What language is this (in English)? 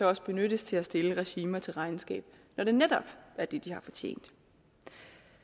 Danish